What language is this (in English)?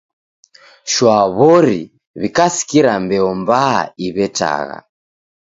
Taita